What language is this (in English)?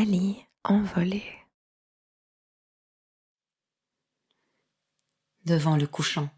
French